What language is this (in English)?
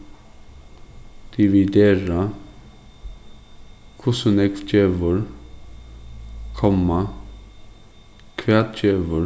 Faroese